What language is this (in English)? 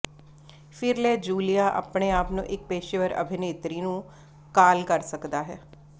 Punjabi